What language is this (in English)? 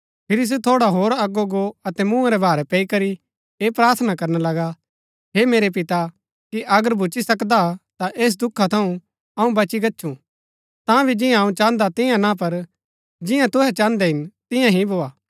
Gaddi